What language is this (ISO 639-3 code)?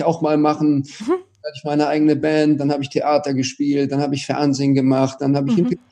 deu